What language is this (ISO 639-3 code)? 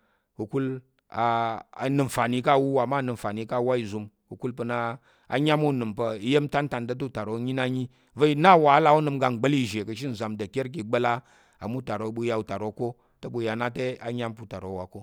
yer